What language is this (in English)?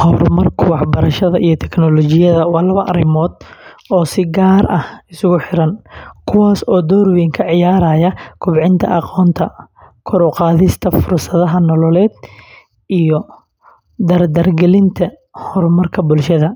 Somali